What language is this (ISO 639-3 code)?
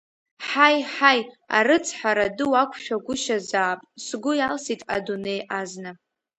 abk